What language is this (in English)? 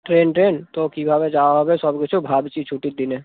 Bangla